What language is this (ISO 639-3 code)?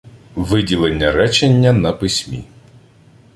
ukr